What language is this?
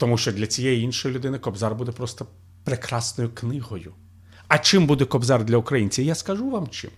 Ukrainian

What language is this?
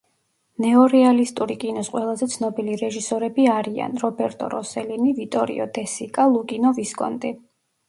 Georgian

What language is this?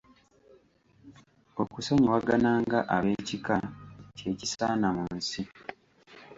Ganda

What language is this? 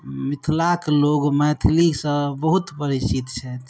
Maithili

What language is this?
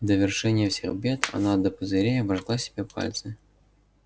Russian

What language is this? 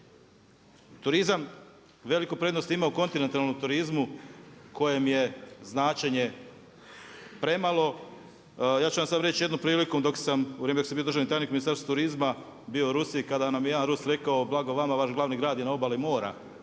Croatian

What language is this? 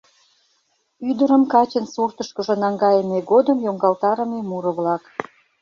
Mari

